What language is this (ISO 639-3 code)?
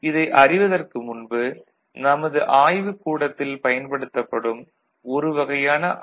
tam